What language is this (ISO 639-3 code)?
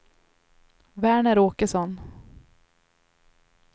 swe